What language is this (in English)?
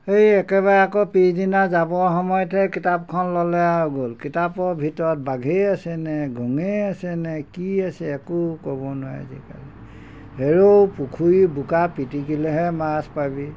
Assamese